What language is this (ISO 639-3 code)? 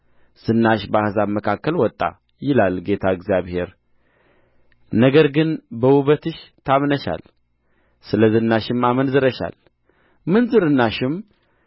amh